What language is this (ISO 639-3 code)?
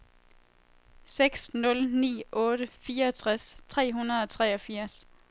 dan